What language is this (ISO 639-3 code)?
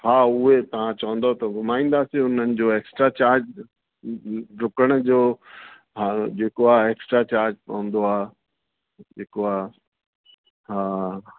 snd